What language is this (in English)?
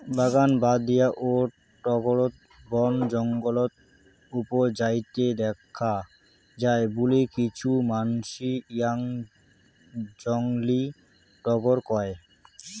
Bangla